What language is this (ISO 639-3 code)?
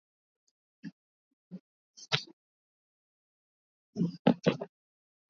swa